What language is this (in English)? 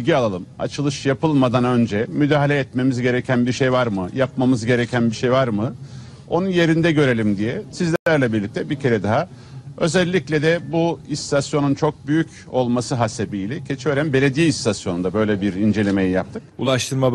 Turkish